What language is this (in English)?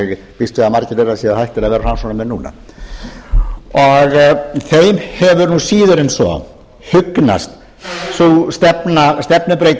Icelandic